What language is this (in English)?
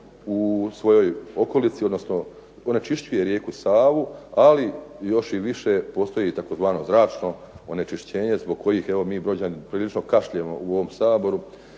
Croatian